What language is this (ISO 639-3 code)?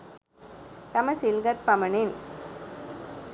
sin